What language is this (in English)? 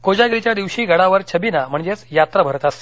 Marathi